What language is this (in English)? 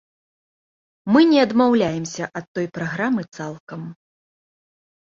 Belarusian